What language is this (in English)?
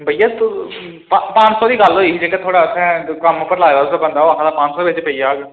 Dogri